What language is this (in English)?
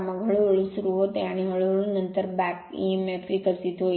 Marathi